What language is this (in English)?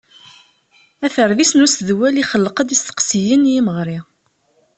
Kabyle